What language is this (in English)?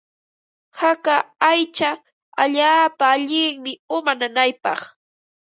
Ambo-Pasco Quechua